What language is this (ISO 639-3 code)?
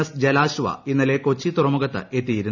mal